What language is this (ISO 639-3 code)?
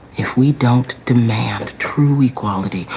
eng